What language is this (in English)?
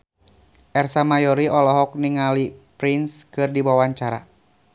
Sundanese